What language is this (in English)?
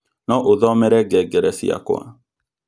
Kikuyu